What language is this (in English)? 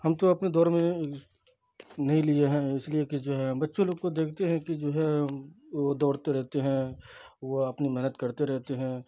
Urdu